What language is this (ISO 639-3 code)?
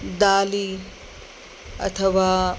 san